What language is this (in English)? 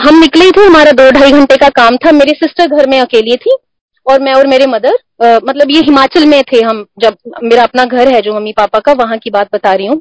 Hindi